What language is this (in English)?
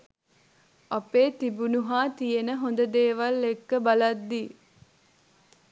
Sinhala